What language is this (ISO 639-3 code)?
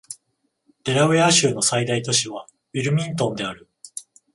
jpn